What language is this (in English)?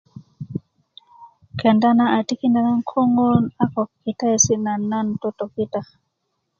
Kuku